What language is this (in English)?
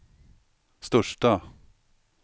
Swedish